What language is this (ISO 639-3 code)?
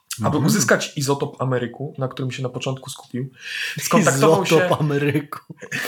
pol